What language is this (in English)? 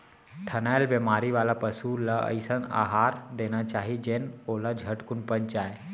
Chhattisgarhi